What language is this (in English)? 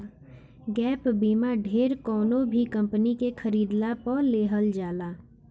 Bhojpuri